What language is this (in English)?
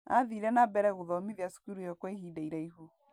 Kikuyu